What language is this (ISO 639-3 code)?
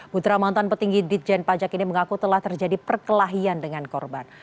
ind